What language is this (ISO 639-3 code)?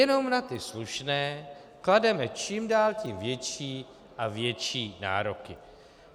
ces